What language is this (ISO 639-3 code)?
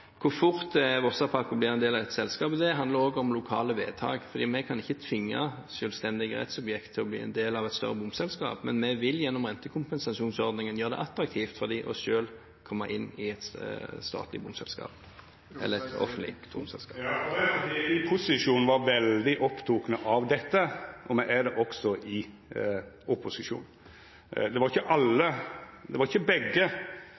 nor